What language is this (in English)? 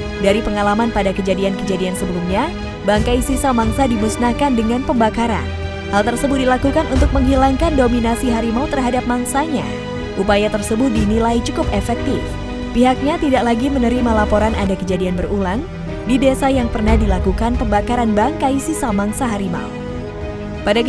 Indonesian